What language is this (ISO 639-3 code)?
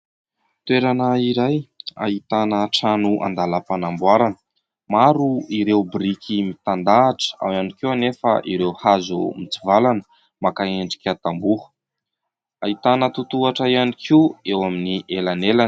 mlg